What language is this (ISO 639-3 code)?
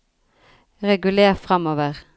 nor